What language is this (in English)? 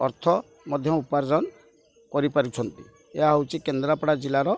Odia